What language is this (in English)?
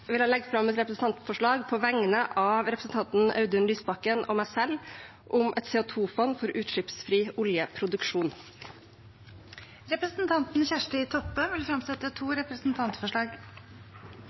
Norwegian